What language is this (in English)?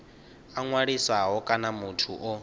Venda